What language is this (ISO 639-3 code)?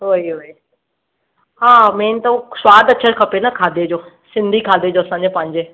snd